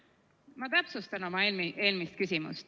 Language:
Estonian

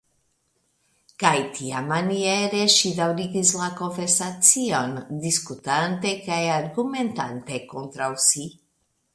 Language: Esperanto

